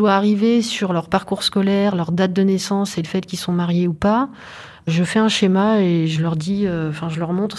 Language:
French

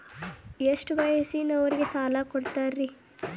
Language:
Kannada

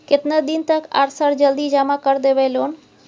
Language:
Maithili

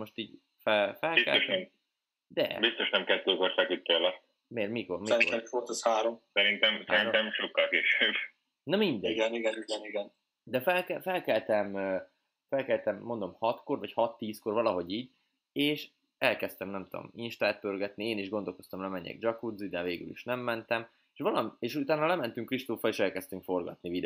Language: Hungarian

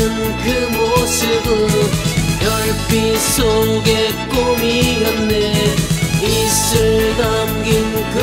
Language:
Korean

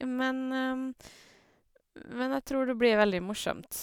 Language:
Norwegian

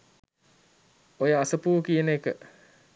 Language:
Sinhala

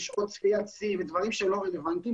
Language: Hebrew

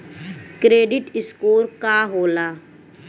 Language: Bhojpuri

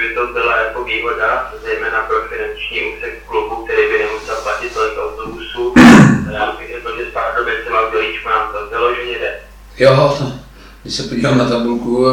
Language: Czech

